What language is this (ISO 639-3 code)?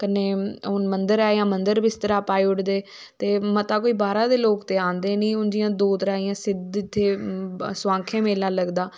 doi